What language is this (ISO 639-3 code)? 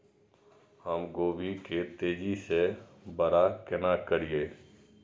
mai